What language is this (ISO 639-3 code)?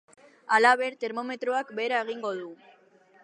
eus